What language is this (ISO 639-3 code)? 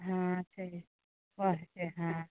mai